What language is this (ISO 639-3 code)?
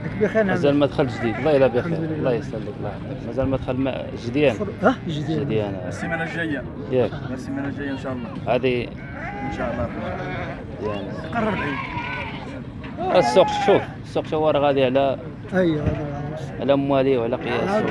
ara